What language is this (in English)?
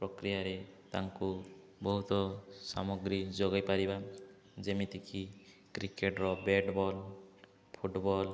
Odia